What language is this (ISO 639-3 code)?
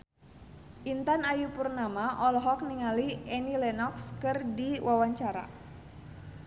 sun